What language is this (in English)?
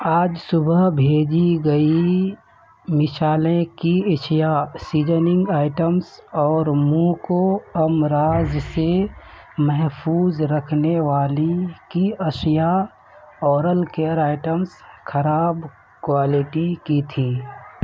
Urdu